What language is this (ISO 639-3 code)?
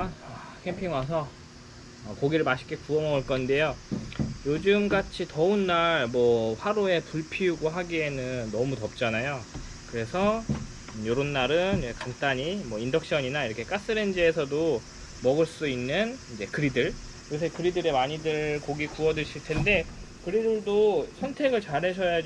kor